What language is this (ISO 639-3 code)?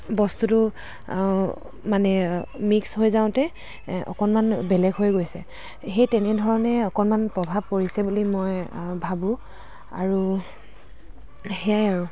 asm